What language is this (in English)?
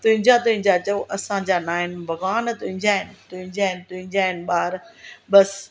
Sindhi